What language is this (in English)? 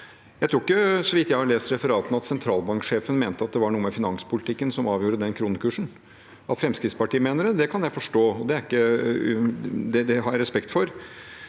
Norwegian